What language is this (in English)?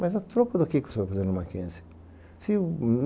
Portuguese